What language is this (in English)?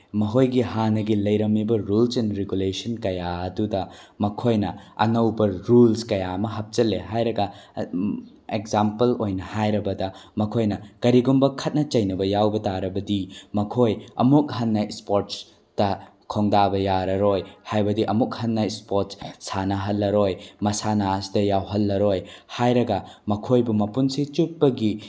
Manipuri